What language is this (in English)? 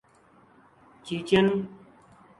Urdu